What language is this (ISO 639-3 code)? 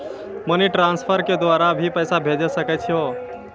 mai